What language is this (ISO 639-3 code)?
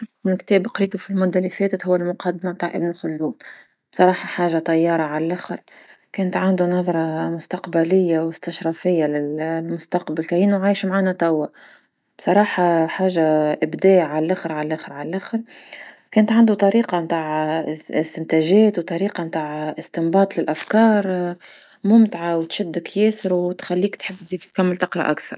aeb